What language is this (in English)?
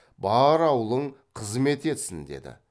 Kazakh